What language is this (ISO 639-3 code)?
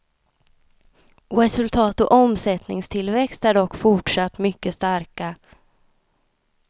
swe